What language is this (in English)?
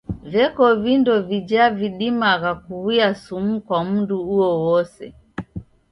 Taita